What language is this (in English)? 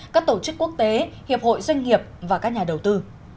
Vietnamese